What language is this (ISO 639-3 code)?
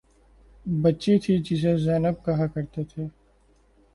urd